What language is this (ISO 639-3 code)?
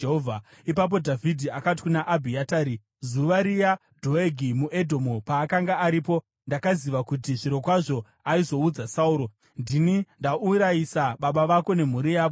sna